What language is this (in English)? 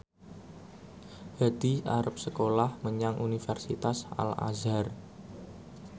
Javanese